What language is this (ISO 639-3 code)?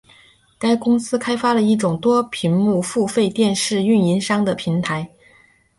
zho